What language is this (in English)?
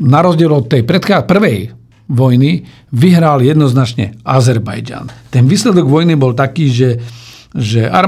Slovak